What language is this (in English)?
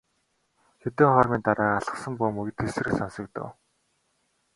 Mongolian